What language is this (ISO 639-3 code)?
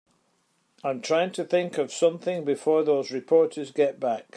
eng